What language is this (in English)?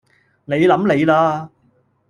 Cantonese